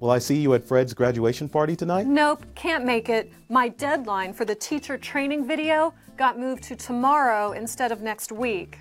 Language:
Urdu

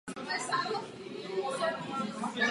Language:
Czech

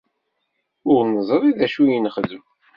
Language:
Kabyle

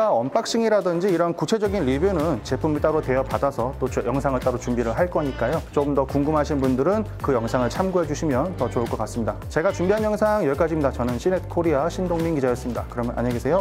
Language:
Korean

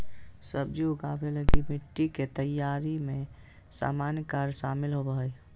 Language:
Magahi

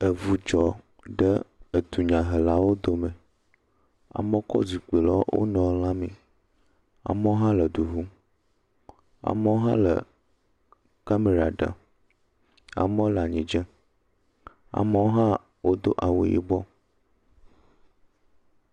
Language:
Ewe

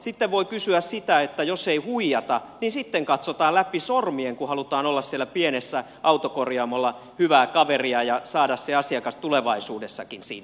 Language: Finnish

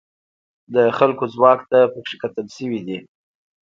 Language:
Pashto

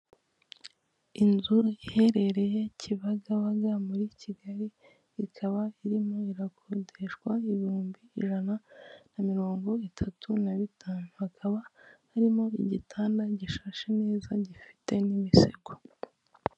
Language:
Kinyarwanda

